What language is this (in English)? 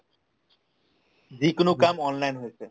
Assamese